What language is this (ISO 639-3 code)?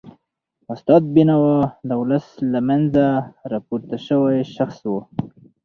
pus